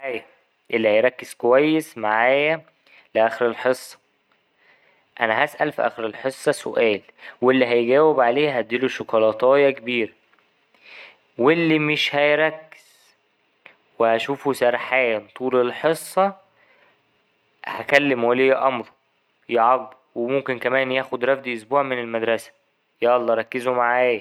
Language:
Egyptian Arabic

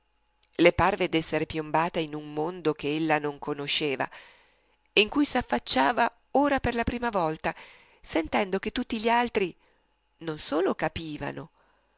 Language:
Italian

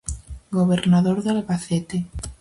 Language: Galician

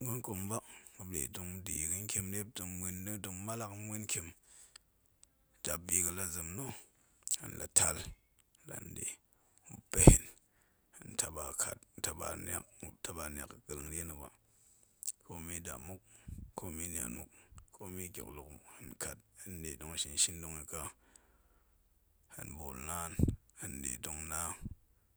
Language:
Goemai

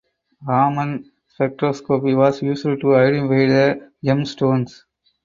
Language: English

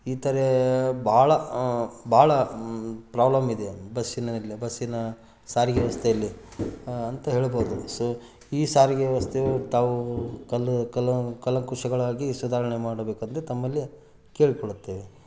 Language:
Kannada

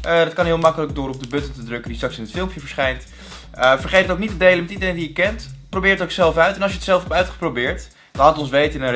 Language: Dutch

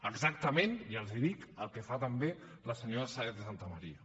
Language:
Catalan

